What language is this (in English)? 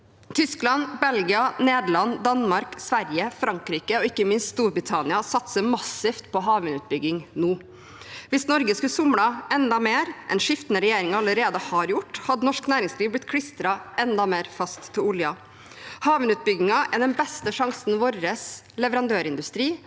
Norwegian